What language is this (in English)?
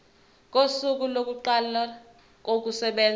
Zulu